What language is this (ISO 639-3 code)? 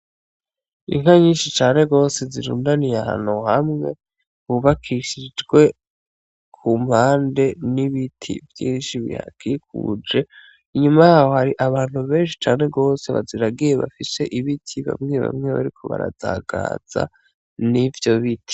run